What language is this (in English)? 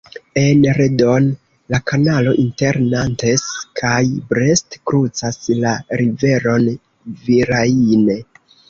Esperanto